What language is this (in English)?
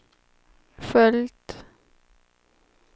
Swedish